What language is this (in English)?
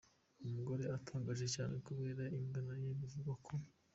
Kinyarwanda